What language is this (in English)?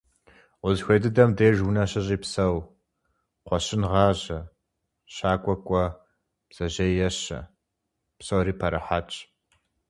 Kabardian